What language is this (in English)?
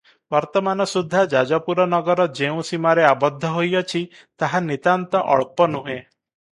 Odia